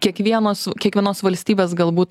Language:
Lithuanian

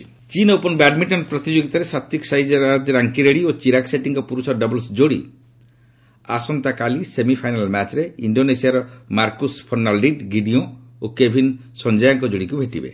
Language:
Odia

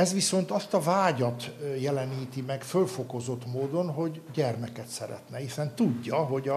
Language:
Hungarian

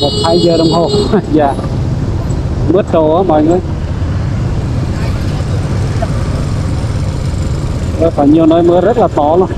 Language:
Vietnamese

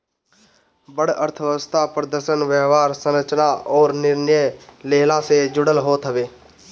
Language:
Bhojpuri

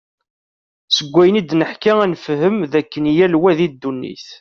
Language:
Kabyle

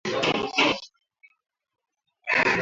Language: Swahili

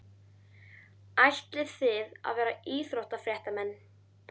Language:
Icelandic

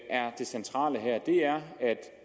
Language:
Danish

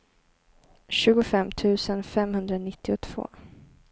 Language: Swedish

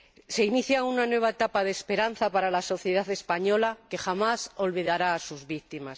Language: Spanish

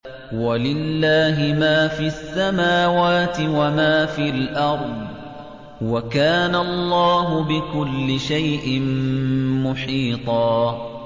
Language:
Arabic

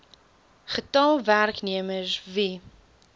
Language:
Afrikaans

